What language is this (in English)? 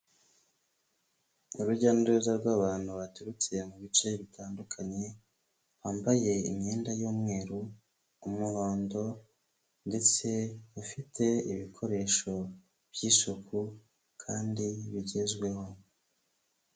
Kinyarwanda